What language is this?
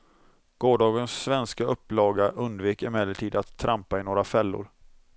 Swedish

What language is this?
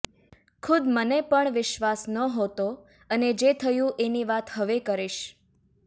Gujarati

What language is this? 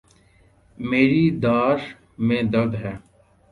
Urdu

